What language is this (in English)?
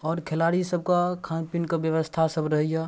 Maithili